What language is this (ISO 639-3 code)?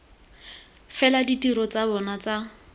tsn